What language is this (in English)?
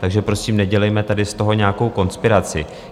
Czech